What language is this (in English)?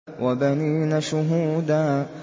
Arabic